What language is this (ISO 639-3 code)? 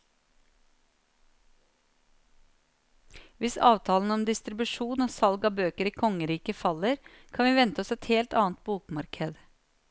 nor